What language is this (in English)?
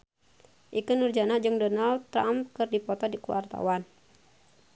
Sundanese